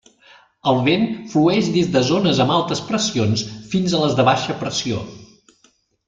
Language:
Catalan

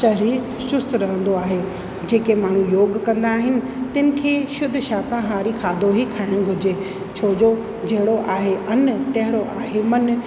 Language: Sindhi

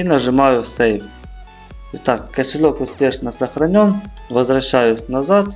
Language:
Russian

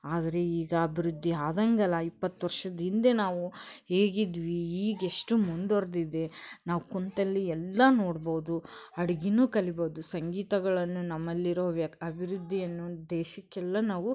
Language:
Kannada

